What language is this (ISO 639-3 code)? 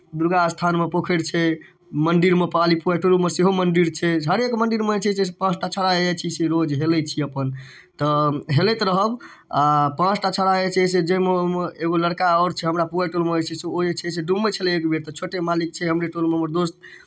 mai